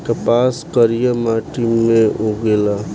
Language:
Bhojpuri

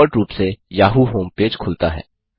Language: Hindi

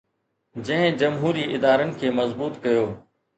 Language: Sindhi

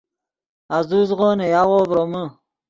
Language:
Yidgha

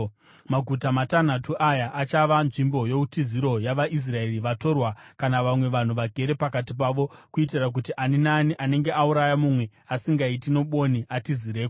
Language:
Shona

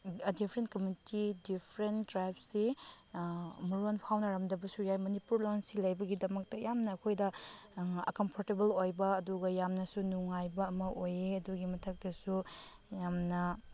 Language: Manipuri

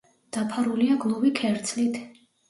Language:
Georgian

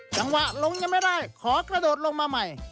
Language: Thai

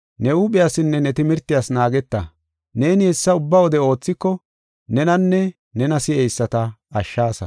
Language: Gofa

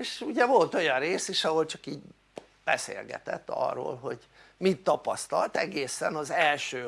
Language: Hungarian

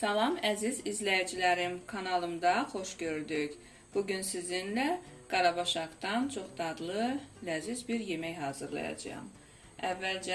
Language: Turkish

